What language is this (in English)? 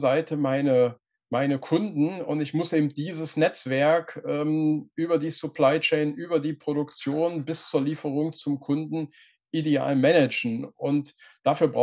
German